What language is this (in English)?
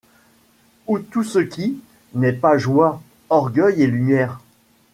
French